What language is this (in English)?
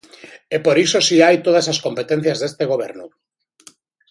Galician